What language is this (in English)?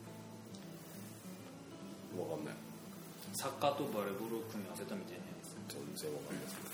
Japanese